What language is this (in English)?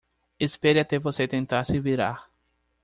Portuguese